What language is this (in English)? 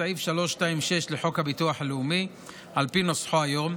Hebrew